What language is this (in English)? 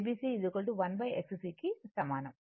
Telugu